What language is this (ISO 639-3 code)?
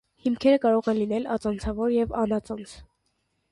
hye